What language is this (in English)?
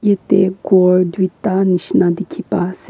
Naga Pidgin